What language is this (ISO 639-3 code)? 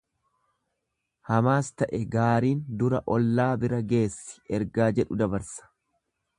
orm